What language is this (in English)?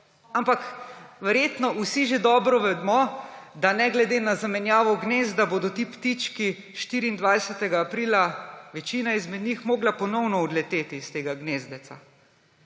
Slovenian